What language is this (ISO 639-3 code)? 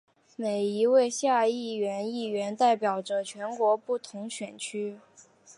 zho